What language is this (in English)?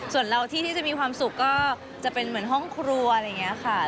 Thai